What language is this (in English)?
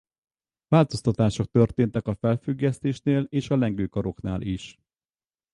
Hungarian